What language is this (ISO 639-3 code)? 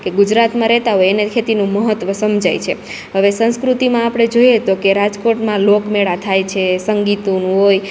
guj